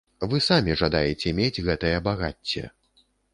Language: Belarusian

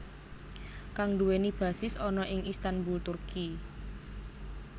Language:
Javanese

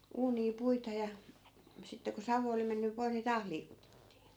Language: Finnish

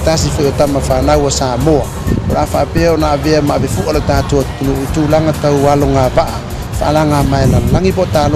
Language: Filipino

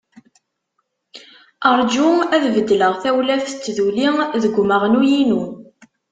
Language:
Kabyle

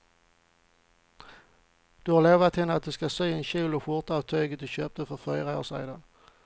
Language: Swedish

